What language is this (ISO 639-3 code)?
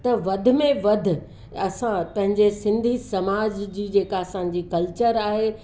snd